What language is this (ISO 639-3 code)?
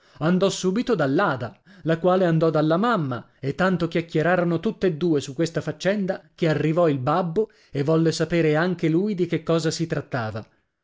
ita